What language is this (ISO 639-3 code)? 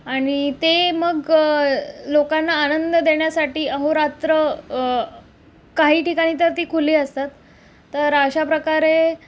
mar